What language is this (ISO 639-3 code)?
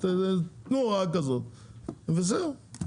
heb